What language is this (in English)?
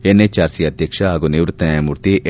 Kannada